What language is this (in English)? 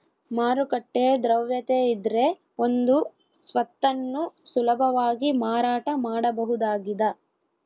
Kannada